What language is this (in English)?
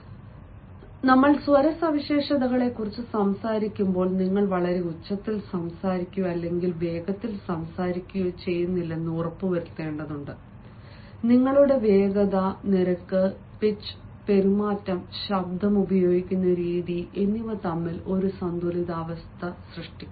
Malayalam